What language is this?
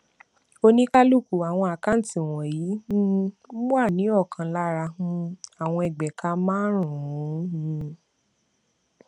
Yoruba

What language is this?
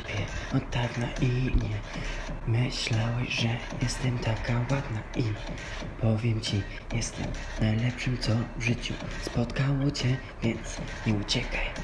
Polish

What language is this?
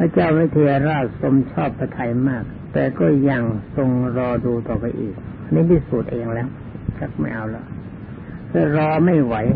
Thai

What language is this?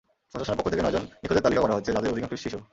Bangla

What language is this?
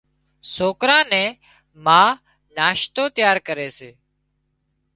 Wadiyara Koli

